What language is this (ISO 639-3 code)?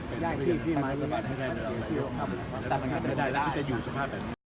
tha